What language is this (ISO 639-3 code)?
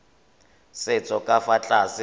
tsn